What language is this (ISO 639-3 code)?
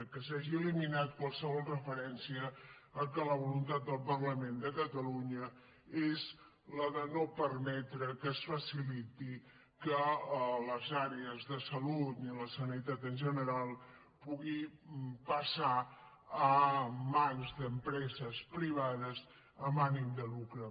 cat